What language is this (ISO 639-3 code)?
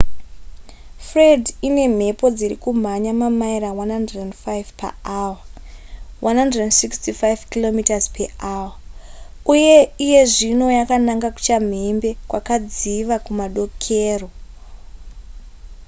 sna